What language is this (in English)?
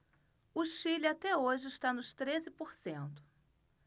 Portuguese